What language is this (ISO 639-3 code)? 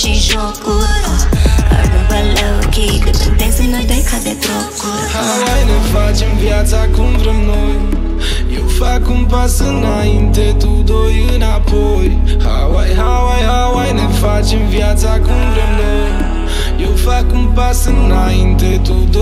ron